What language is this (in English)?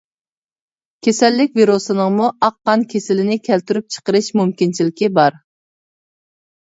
Uyghur